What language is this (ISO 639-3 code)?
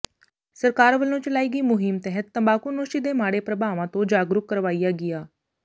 pan